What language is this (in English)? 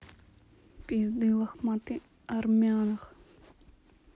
Russian